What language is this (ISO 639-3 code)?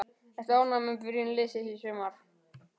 isl